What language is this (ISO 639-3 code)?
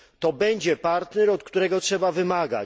pol